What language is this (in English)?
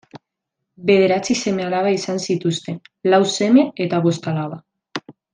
Basque